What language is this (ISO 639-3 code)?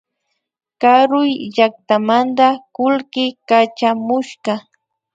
qvi